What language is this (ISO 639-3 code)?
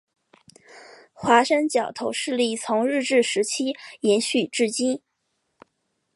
zho